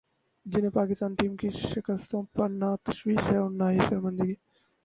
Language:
Urdu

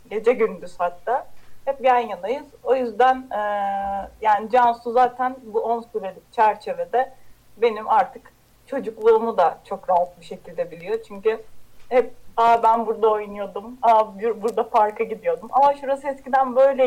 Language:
Turkish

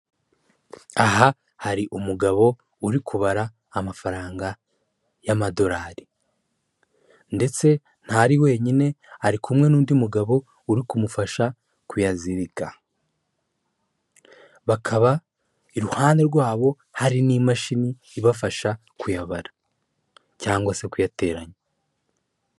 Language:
Kinyarwanda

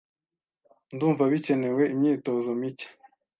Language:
Kinyarwanda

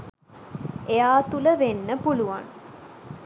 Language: Sinhala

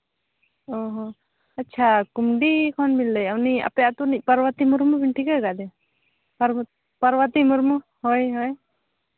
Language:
Santali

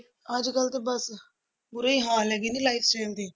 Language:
Punjabi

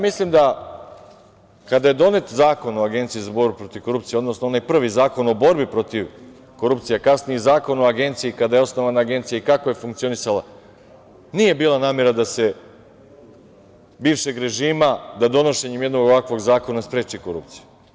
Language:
Serbian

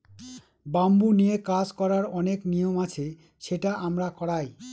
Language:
Bangla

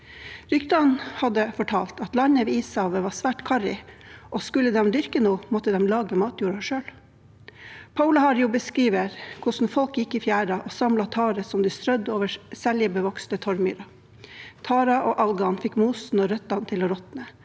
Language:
Norwegian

